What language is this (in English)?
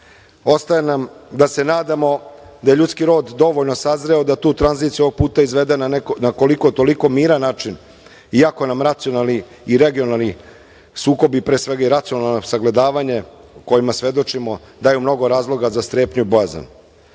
Serbian